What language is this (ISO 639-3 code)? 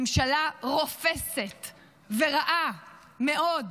heb